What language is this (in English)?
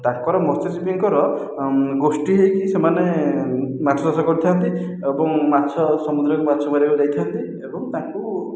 Odia